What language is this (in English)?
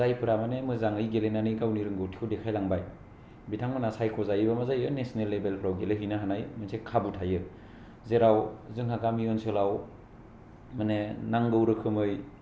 Bodo